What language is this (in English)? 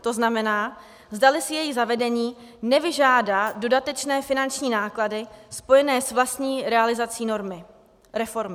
Czech